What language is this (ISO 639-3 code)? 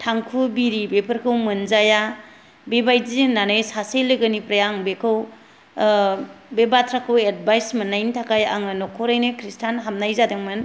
brx